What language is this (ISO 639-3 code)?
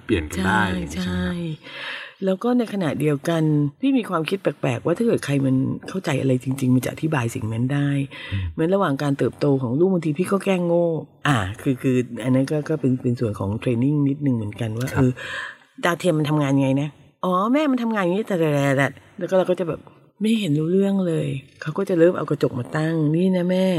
tha